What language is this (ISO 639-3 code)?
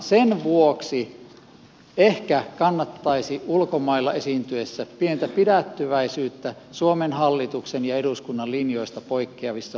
fin